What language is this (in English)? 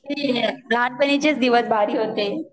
Marathi